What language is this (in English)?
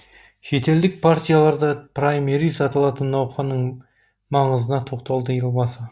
Kazakh